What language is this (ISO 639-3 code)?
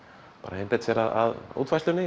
isl